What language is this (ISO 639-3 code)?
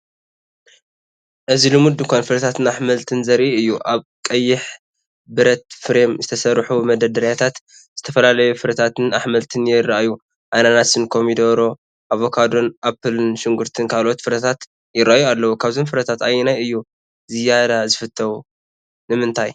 tir